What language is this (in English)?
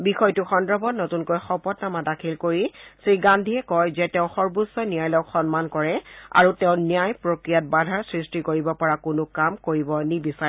Assamese